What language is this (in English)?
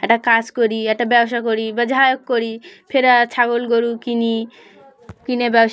Bangla